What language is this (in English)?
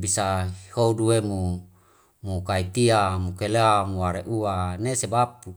Wemale